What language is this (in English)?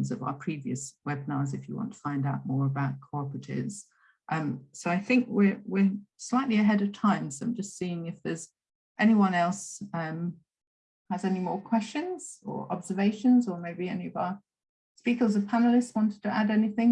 English